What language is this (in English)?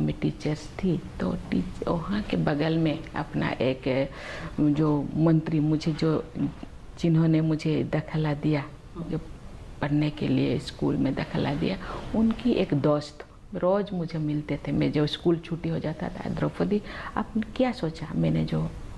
Hindi